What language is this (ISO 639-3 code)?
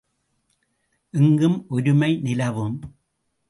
tam